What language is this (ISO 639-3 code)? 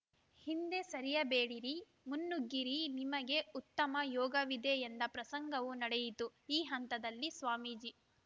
kan